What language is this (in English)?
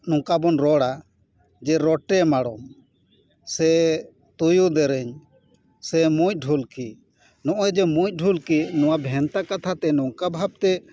Santali